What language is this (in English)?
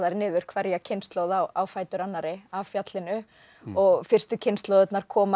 Icelandic